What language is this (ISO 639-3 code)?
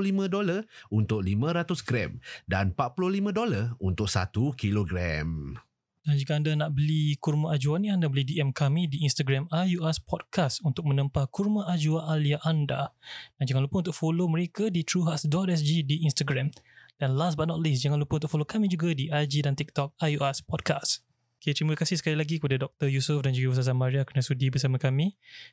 msa